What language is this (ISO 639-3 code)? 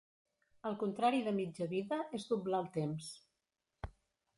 cat